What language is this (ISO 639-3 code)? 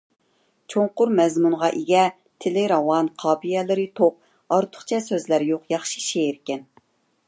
uig